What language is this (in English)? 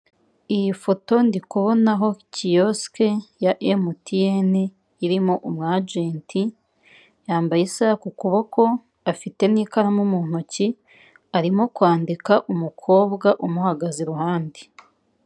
Kinyarwanda